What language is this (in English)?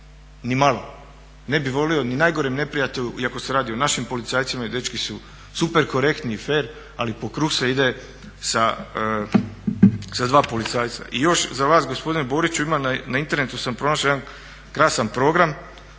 Croatian